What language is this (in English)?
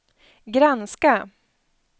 Swedish